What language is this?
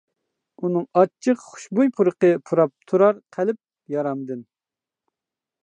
Uyghur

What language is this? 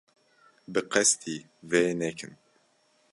Kurdish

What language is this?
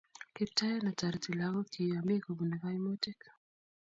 Kalenjin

